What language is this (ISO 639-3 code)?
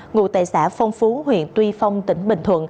vie